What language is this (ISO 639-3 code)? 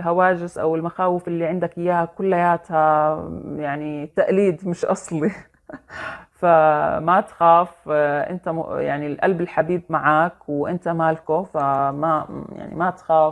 ara